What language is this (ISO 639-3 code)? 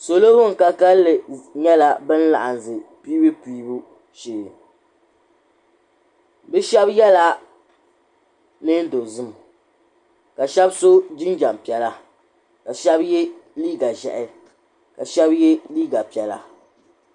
dag